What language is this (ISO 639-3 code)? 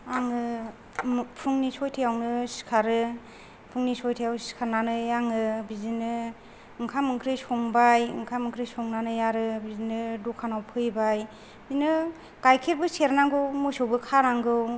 brx